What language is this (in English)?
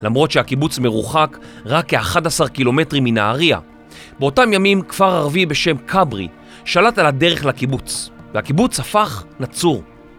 Hebrew